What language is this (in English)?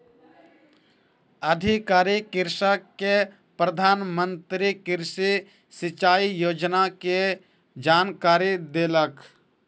Maithili